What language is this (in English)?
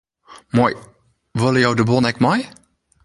Western Frisian